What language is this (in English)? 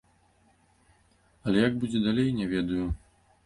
Belarusian